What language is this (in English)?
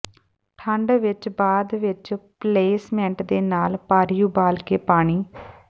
Punjabi